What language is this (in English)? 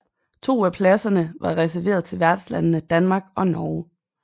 Danish